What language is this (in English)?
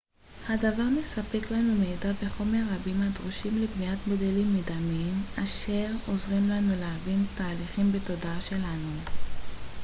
Hebrew